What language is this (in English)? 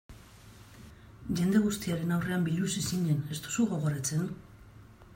Basque